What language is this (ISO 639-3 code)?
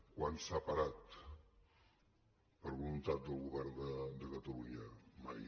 cat